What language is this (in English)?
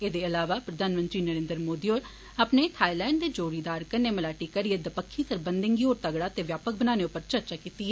Dogri